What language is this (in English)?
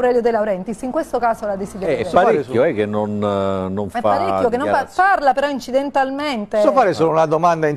Italian